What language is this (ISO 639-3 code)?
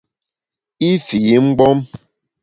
bax